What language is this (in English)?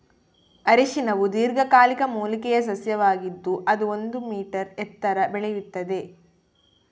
Kannada